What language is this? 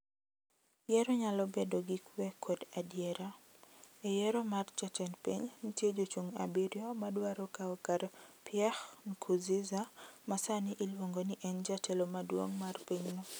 Luo (Kenya and Tanzania)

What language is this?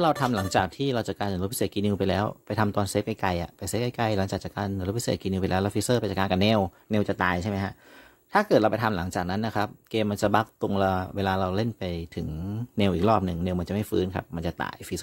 Thai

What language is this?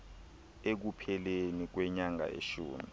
Xhosa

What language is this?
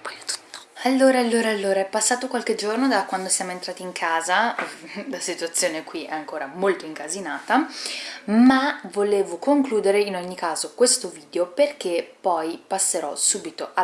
Italian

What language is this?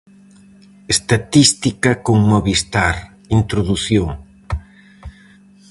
Galician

